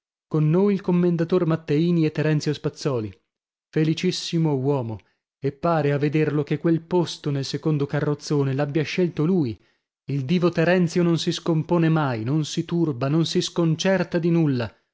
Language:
Italian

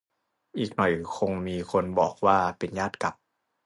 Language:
Thai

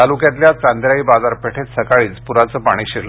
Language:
Marathi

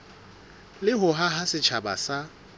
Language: Southern Sotho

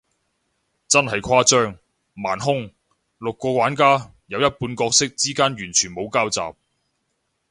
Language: Cantonese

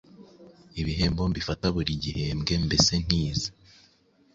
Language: Kinyarwanda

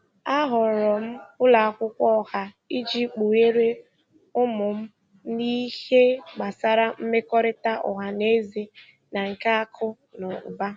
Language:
Igbo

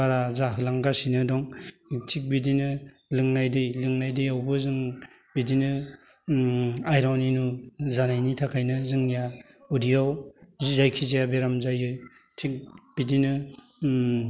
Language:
Bodo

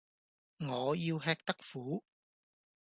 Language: Cantonese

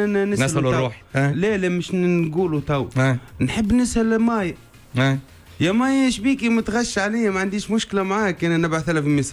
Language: Arabic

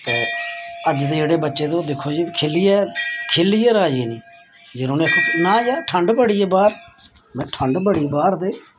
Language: Dogri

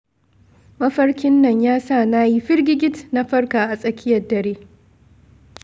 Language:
Hausa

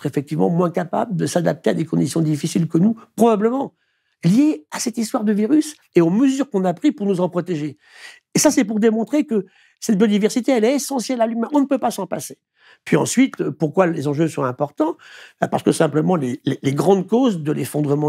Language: French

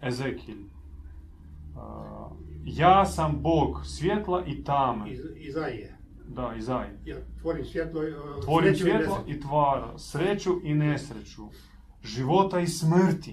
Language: Croatian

